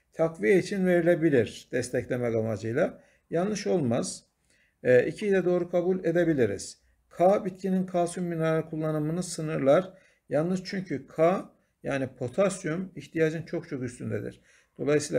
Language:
Turkish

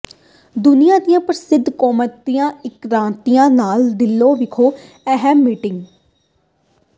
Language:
Punjabi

